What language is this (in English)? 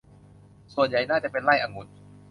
Thai